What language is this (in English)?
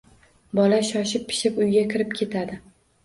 Uzbek